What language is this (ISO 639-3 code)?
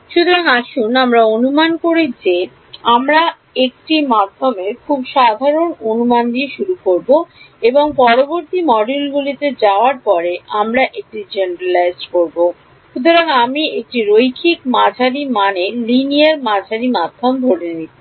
ben